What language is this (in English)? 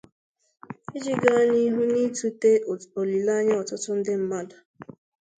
Igbo